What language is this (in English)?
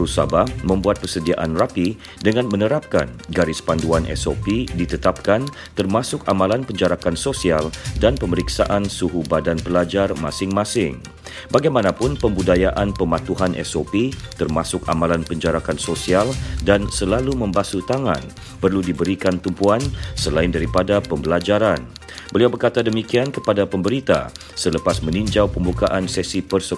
Malay